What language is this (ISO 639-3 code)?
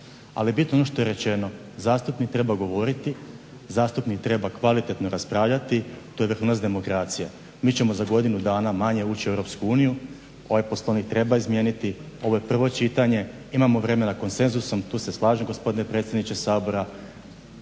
hrv